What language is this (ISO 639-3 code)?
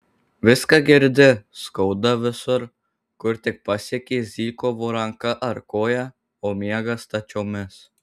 lit